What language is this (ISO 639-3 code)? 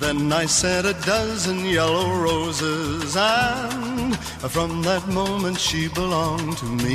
fas